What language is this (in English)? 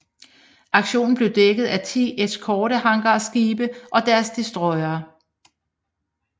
Danish